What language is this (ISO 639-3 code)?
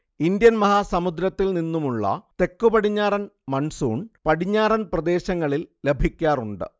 mal